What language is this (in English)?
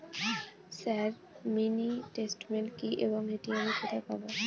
Bangla